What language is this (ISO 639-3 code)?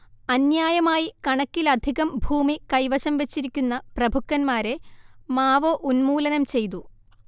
mal